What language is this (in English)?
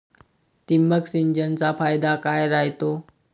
Marathi